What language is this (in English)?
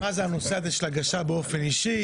Hebrew